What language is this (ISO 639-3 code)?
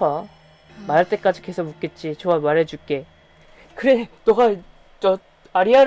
kor